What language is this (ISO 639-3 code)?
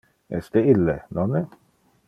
ina